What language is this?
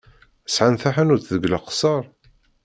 Kabyle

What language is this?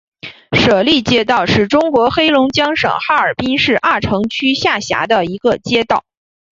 Chinese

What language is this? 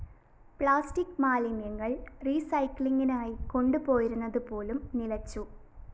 Malayalam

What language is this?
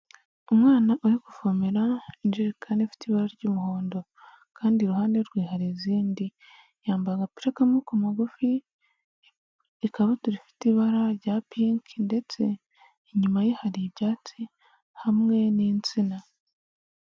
Kinyarwanda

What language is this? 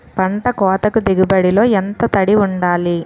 Telugu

